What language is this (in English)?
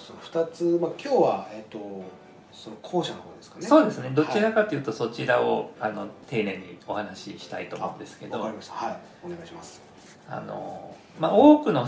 Japanese